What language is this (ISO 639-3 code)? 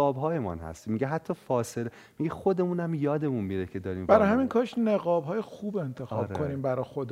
fas